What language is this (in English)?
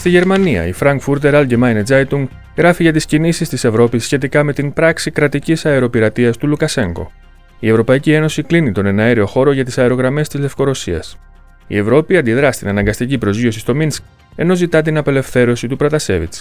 Greek